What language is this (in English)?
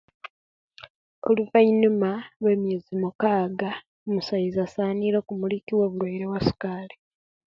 Kenyi